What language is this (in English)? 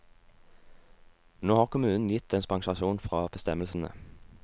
Norwegian